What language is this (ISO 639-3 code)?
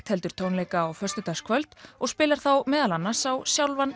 isl